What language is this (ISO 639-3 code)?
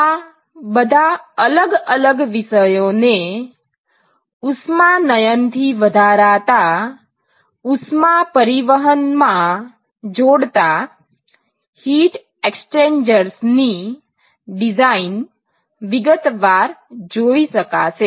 guj